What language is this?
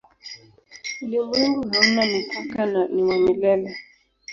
Swahili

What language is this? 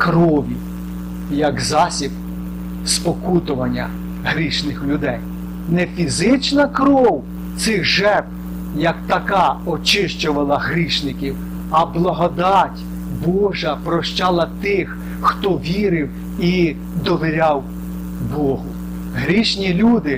Ukrainian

